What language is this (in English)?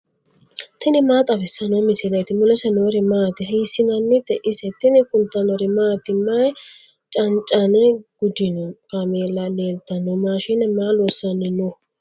Sidamo